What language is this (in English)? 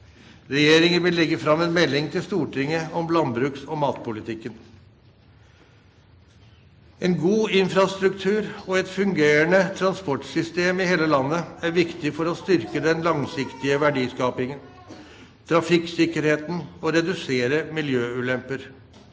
Norwegian